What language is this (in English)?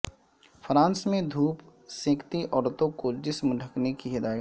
Urdu